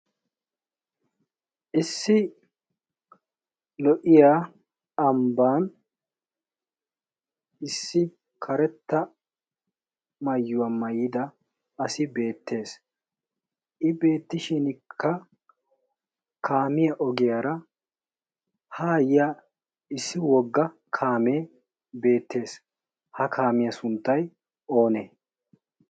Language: Wolaytta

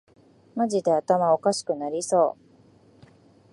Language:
Japanese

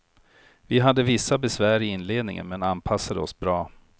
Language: Swedish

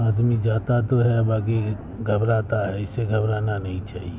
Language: Urdu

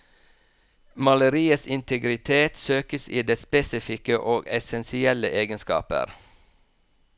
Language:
Norwegian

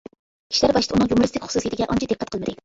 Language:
Uyghur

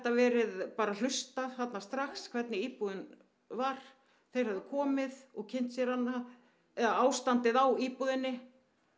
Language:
Icelandic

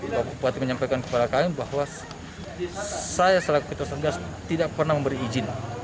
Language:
Indonesian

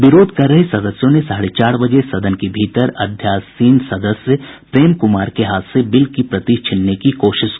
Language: Hindi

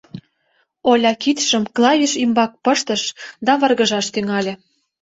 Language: Mari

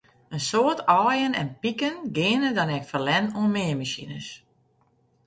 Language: Western Frisian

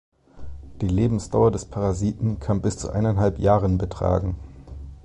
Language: German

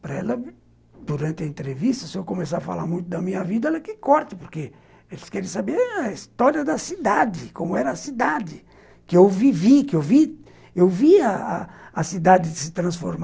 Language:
Portuguese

